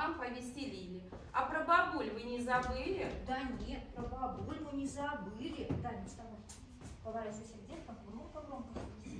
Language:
Russian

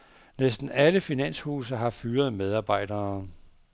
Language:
Danish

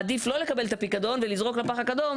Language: Hebrew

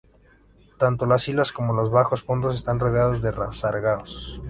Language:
Spanish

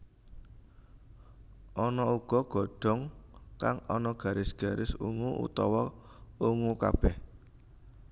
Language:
Javanese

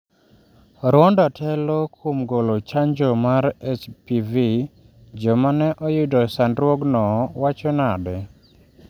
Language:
Luo (Kenya and Tanzania)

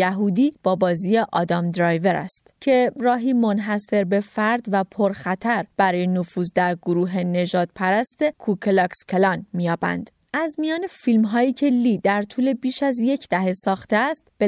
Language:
Persian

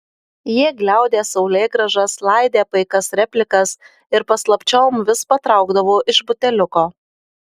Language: Lithuanian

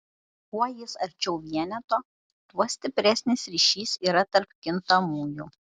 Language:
Lithuanian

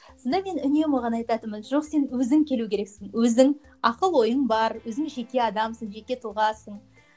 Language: Kazakh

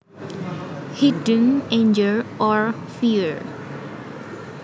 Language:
Javanese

